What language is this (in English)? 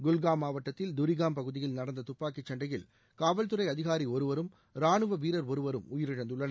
Tamil